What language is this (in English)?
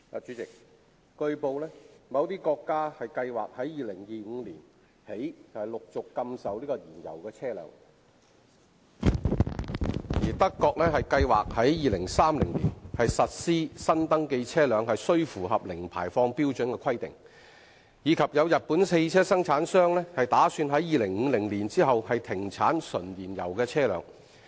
Cantonese